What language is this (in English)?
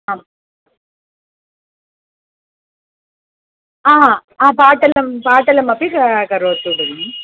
Sanskrit